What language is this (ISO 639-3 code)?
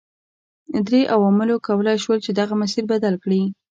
pus